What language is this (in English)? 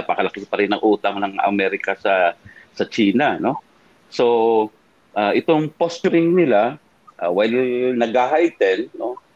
Filipino